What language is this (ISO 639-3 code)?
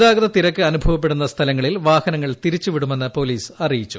mal